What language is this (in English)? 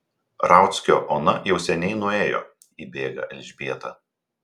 Lithuanian